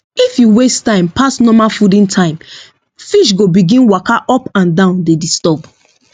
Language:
Nigerian Pidgin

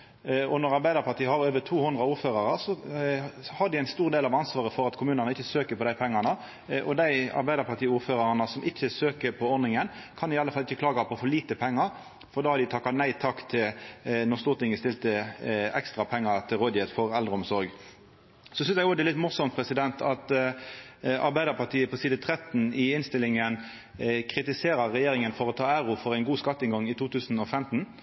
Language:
Norwegian Nynorsk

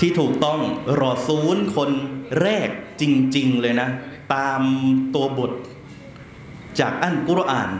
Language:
Thai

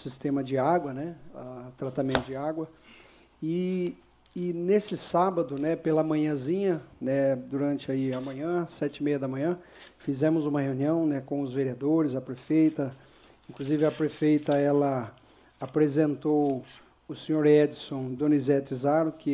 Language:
Portuguese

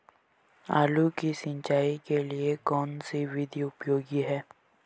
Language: Hindi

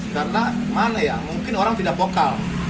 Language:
Indonesian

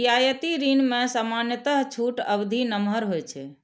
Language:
Maithili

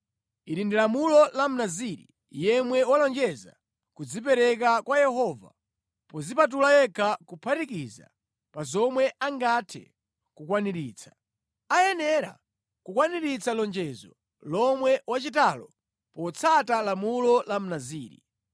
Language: Nyanja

